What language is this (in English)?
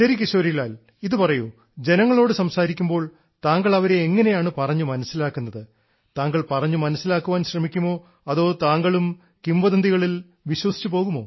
Malayalam